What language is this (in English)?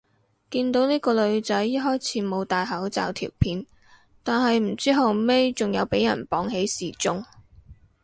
Cantonese